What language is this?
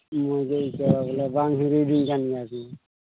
Santali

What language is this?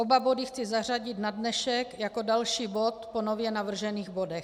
Czech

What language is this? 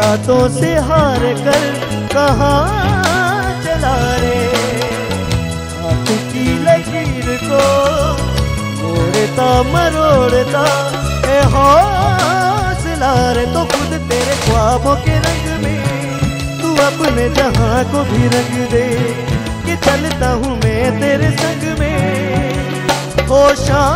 Hindi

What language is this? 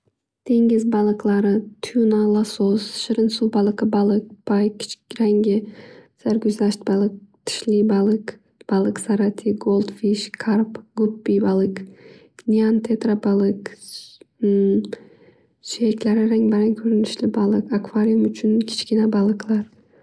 Uzbek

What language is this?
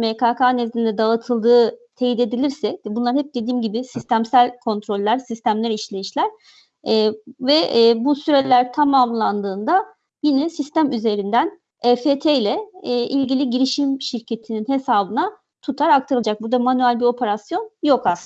Turkish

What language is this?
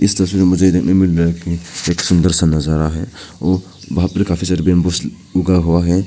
Hindi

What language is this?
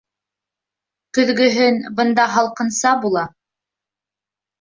Bashkir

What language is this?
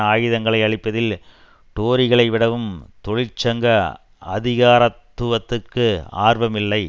Tamil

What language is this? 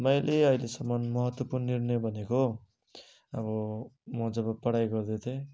Nepali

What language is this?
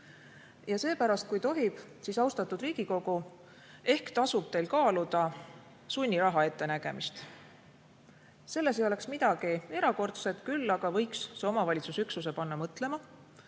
Estonian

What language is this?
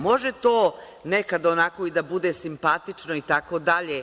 Serbian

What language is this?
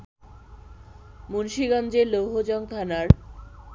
Bangla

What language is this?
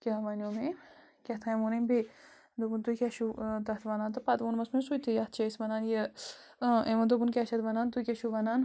Kashmiri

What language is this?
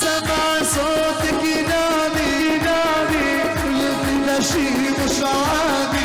Arabic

